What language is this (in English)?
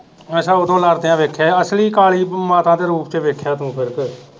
Punjabi